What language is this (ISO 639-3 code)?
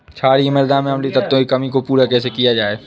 hin